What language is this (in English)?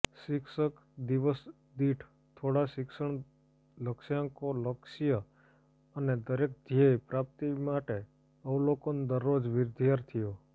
Gujarati